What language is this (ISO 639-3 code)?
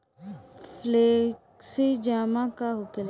bho